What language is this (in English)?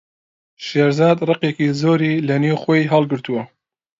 Central Kurdish